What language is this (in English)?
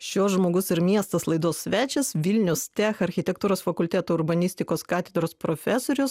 Lithuanian